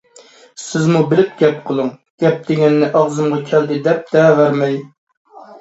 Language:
Uyghur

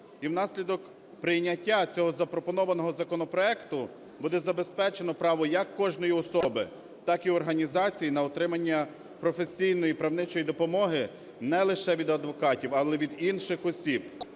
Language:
Ukrainian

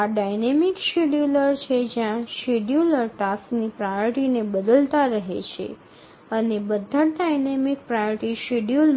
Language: Bangla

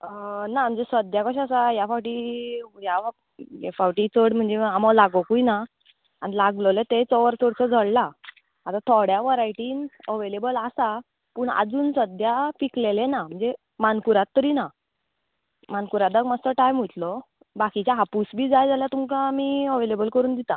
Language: Konkani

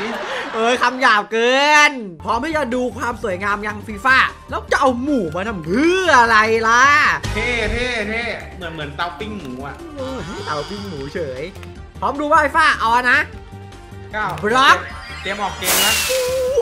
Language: Thai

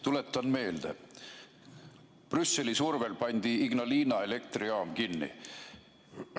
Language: Estonian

